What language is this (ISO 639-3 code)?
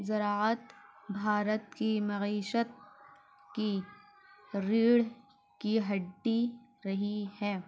urd